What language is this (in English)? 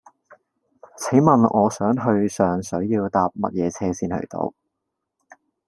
Cantonese